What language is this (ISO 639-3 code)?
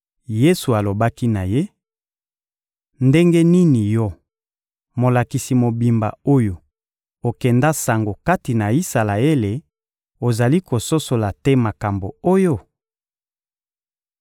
lin